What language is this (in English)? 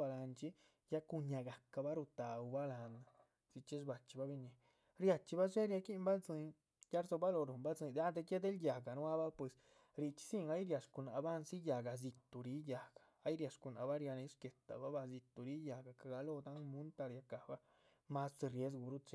Chichicapan Zapotec